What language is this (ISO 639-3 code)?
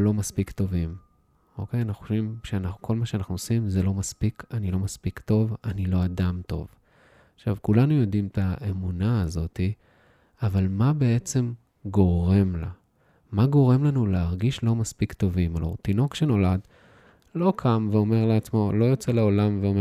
heb